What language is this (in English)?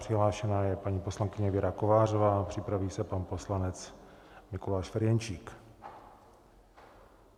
Czech